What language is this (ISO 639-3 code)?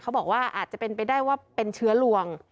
tha